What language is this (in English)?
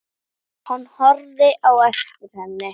Icelandic